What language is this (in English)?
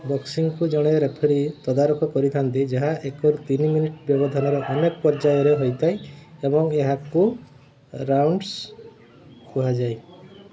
Odia